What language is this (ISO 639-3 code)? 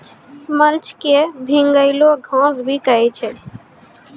mai